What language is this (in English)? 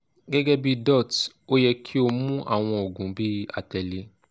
Yoruba